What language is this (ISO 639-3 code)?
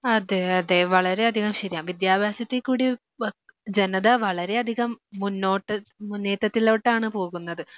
mal